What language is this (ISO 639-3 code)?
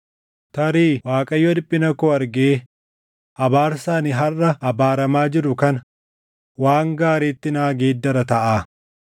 orm